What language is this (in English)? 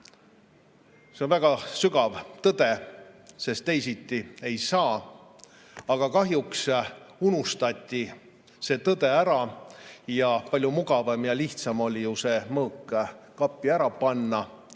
Estonian